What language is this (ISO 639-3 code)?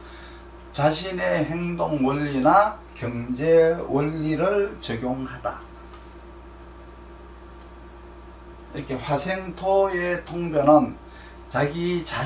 kor